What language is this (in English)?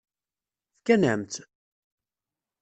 Kabyle